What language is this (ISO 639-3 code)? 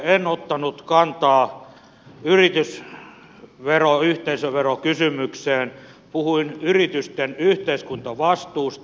fin